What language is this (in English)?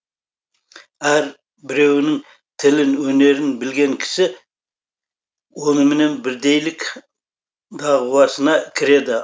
Kazakh